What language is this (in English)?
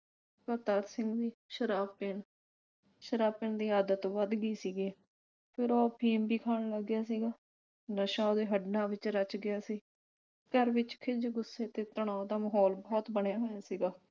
Punjabi